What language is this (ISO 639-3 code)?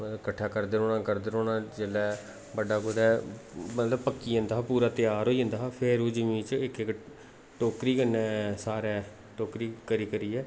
doi